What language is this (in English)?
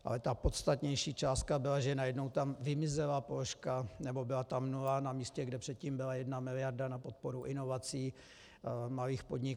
Czech